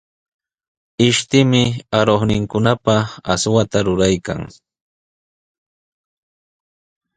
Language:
Sihuas Ancash Quechua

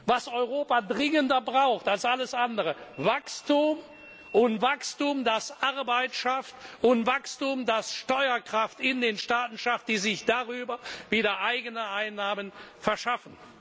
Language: German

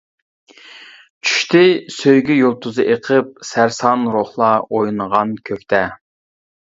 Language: Uyghur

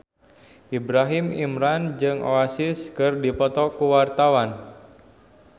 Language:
Sundanese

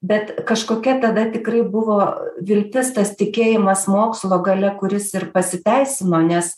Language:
Lithuanian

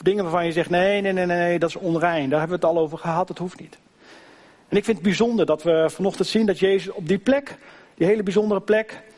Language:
Dutch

